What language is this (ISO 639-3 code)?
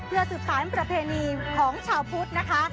tha